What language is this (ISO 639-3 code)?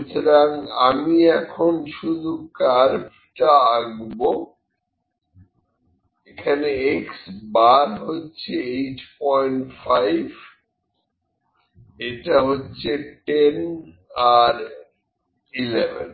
ben